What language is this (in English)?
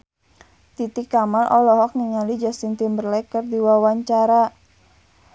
Sundanese